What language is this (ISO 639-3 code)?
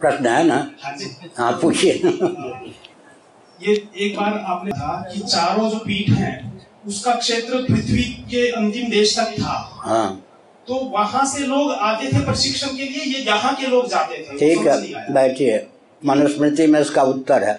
hin